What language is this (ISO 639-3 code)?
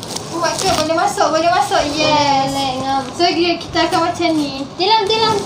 msa